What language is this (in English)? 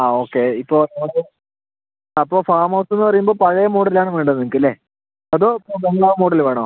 Malayalam